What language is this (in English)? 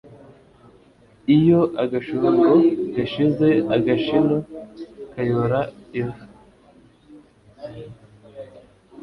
Kinyarwanda